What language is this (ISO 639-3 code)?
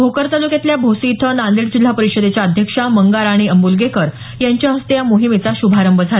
mar